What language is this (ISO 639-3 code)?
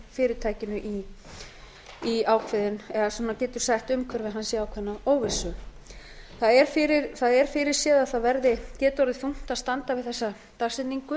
isl